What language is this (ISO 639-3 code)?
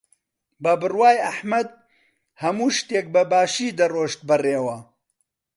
ckb